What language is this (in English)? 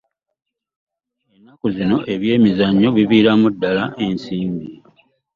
Ganda